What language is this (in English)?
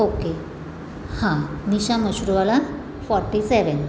Gujarati